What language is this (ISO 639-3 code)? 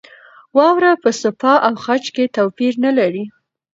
pus